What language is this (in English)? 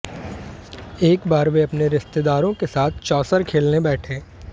Hindi